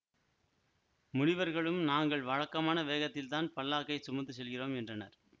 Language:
Tamil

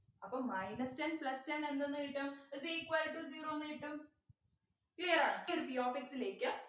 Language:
Malayalam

